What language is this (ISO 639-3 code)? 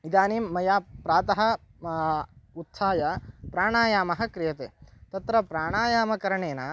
san